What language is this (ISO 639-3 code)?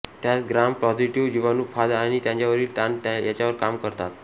mar